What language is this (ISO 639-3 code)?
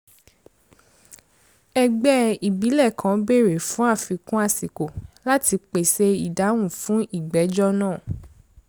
yor